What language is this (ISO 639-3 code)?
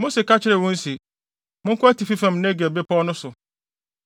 aka